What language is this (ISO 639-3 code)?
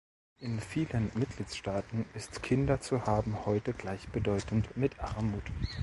deu